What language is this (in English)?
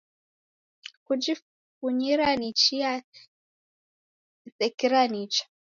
Taita